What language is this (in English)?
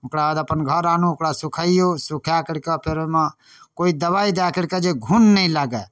Maithili